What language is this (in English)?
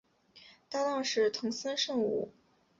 Chinese